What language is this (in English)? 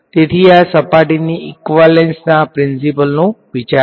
Gujarati